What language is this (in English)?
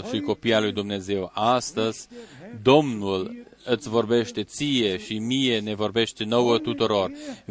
Romanian